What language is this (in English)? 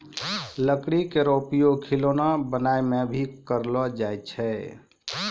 Maithili